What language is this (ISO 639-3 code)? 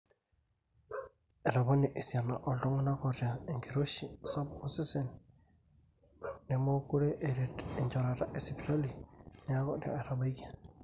mas